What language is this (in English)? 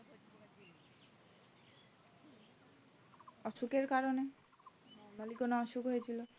Bangla